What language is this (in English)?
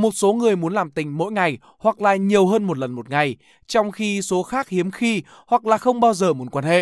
Vietnamese